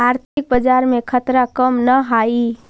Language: Magahi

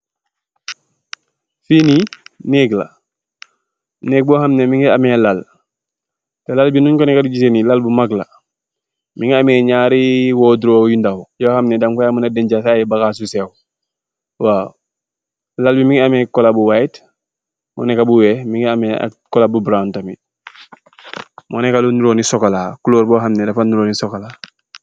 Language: Wolof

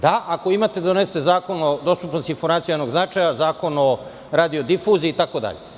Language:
Serbian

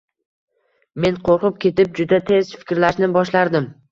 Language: Uzbek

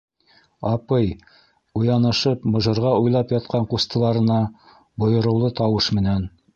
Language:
Bashkir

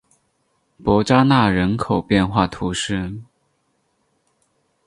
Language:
Chinese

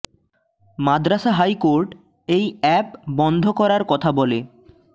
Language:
Bangla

